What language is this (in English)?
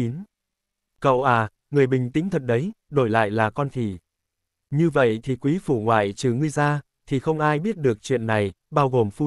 Vietnamese